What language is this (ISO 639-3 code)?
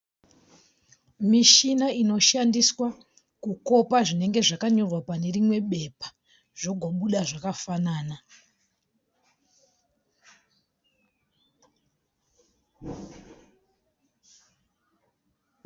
sna